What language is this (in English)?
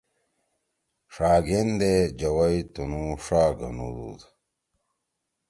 Torwali